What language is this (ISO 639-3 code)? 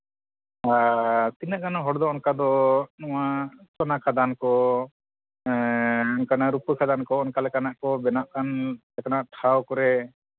sat